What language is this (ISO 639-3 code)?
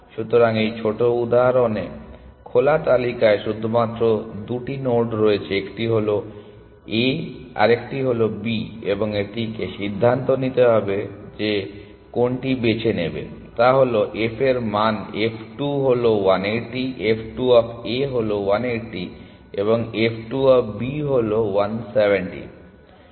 ben